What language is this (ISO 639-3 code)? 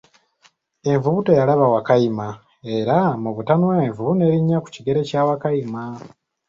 lug